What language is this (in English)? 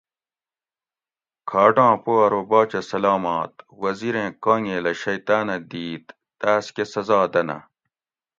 Gawri